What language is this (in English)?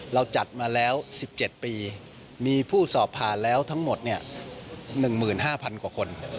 Thai